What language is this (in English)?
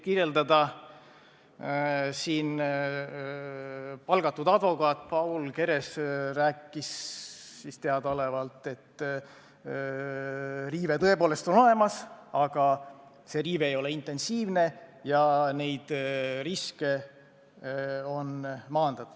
Estonian